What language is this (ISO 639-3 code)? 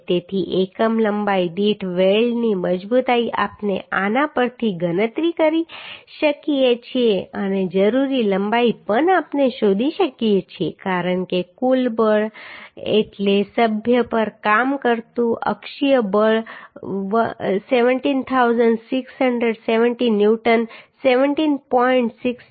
guj